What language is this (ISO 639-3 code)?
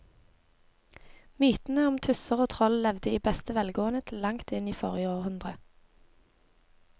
nor